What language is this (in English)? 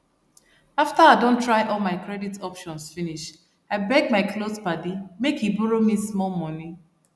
Nigerian Pidgin